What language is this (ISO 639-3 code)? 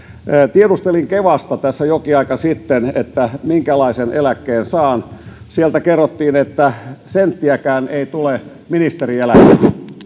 fin